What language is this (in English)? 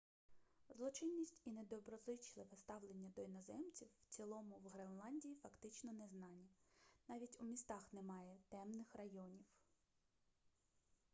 Ukrainian